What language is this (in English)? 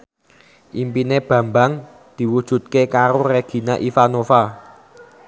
Javanese